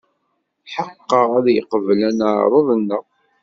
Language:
Kabyle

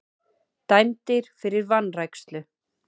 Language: Icelandic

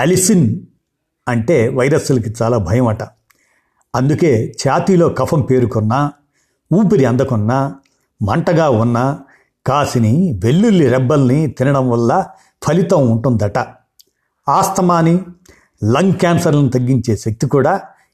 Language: Telugu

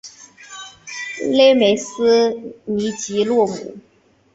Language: Chinese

